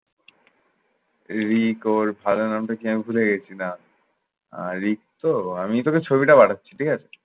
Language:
Bangla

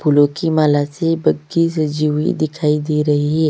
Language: Hindi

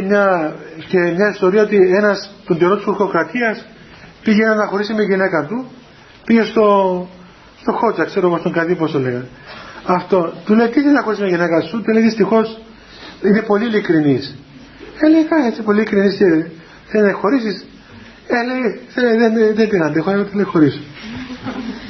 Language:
Greek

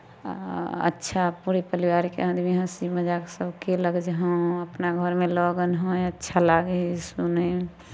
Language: Maithili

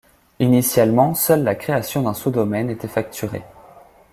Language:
French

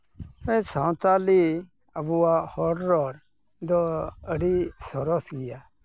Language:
Santali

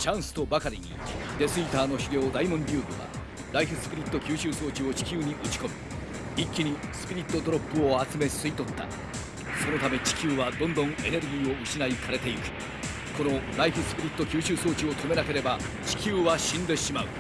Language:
Japanese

